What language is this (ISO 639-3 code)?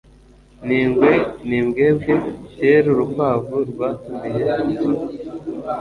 kin